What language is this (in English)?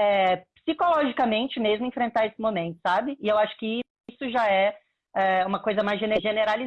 Portuguese